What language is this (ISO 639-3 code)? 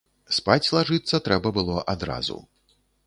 bel